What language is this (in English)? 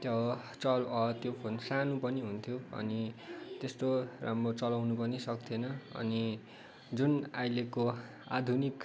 Nepali